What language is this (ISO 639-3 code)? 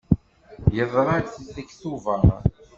kab